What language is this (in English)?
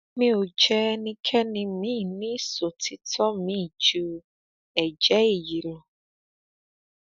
Yoruba